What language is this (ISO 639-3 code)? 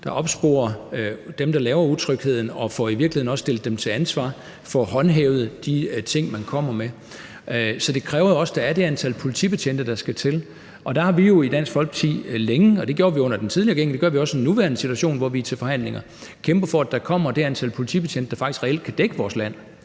dan